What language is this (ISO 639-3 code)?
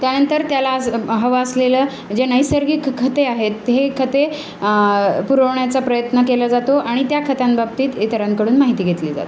mar